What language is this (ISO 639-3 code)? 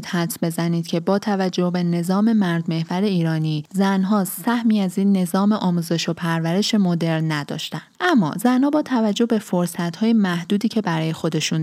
fas